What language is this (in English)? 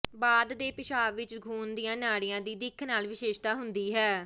Punjabi